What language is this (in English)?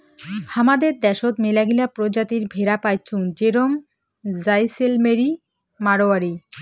Bangla